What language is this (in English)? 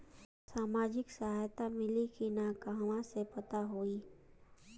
Bhojpuri